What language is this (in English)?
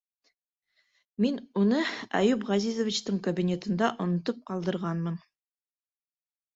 Bashkir